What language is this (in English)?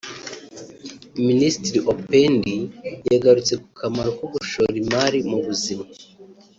Kinyarwanda